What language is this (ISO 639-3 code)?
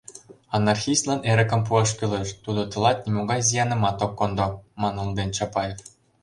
chm